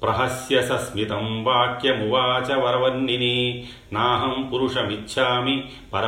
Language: Telugu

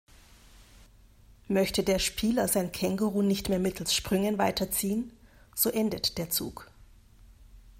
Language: German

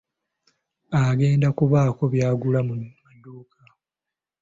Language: Ganda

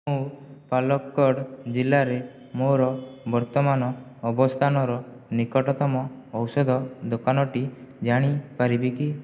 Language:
Odia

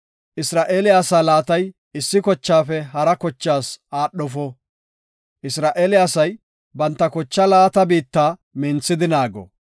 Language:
Gofa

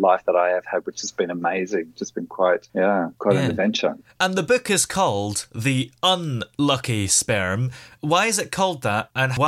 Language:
English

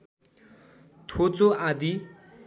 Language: Nepali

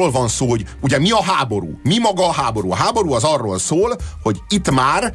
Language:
Hungarian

